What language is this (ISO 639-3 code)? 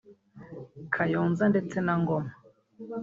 kin